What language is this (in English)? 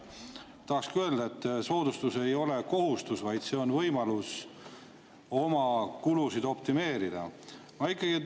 Estonian